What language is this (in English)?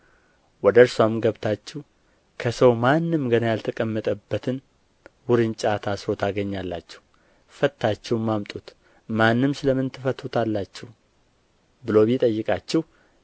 Amharic